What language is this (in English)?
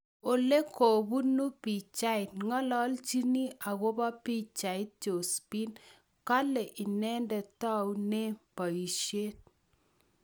Kalenjin